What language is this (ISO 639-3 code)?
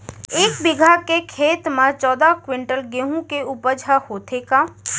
hne